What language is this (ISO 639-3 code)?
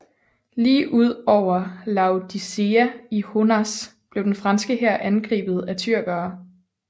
dan